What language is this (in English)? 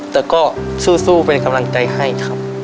Thai